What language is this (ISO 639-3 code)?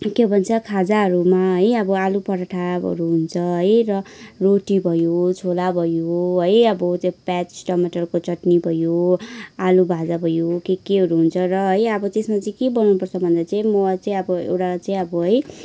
nep